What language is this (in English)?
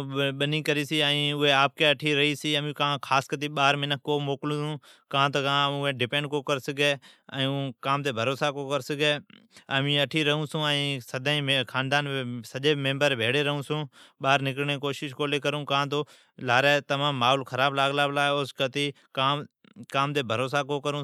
Od